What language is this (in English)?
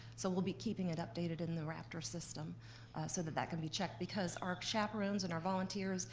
English